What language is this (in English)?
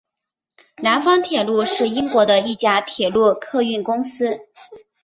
Chinese